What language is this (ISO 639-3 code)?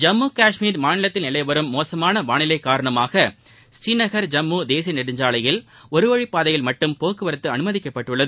tam